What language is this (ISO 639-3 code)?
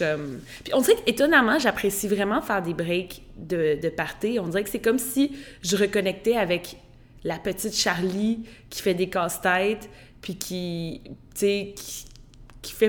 fra